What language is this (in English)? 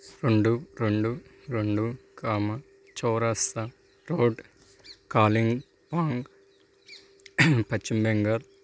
Telugu